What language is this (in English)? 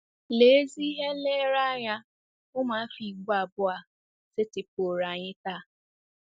Igbo